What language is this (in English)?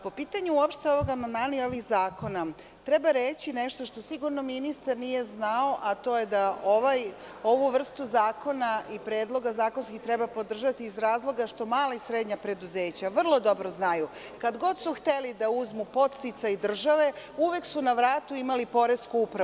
Serbian